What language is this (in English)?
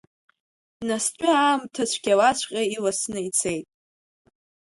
Abkhazian